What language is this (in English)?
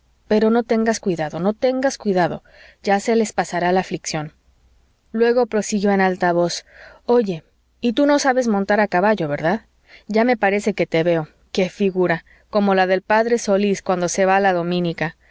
Spanish